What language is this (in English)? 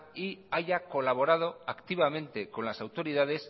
Spanish